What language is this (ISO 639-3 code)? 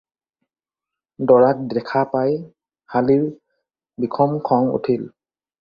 asm